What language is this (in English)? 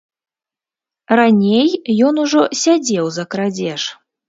Belarusian